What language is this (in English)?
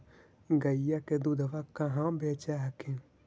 Magahi